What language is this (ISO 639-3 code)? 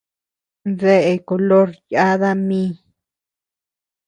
cux